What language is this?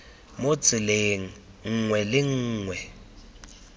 Tswana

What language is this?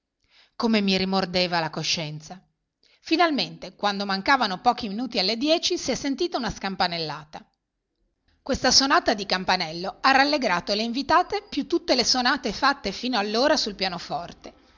Italian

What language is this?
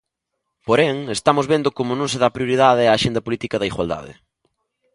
Galician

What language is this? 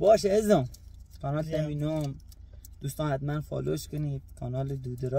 Persian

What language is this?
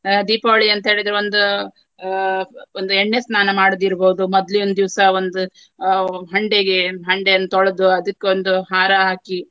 Kannada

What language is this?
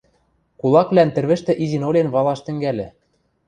Western Mari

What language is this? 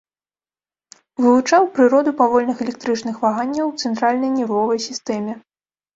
Belarusian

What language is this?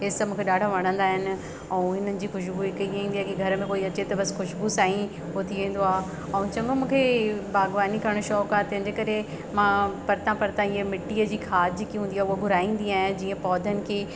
Sindhi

